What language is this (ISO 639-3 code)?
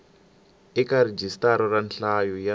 tso